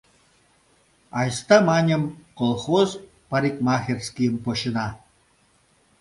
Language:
Mari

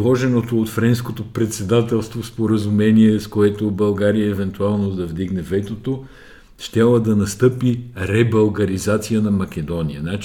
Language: Bulgarian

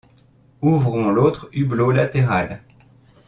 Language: French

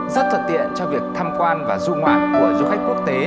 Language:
Vietnamese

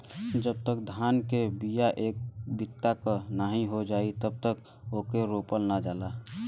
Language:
Bhojpuri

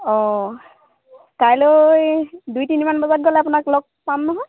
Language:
Assamese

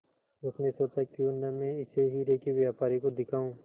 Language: Hindi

